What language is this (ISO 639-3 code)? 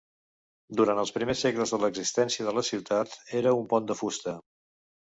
cat